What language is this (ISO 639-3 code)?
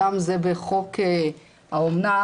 heb